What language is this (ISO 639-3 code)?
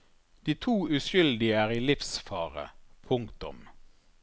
nor